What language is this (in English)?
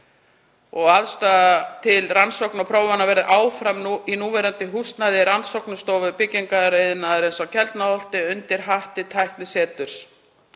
Icelandic